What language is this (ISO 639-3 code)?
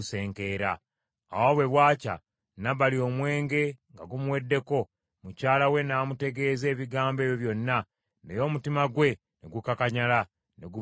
lug